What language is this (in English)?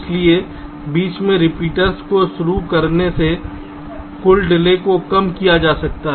Hindi